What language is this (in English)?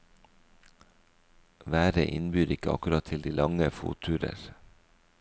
Norwegian